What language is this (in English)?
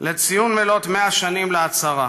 Hebrew